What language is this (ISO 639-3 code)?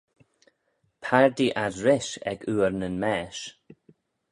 glv